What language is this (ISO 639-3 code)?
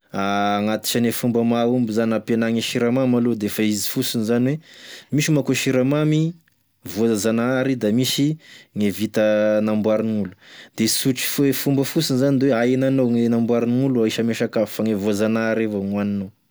tkg